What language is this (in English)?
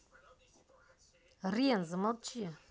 Russian